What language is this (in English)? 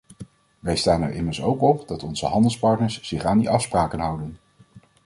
Dutch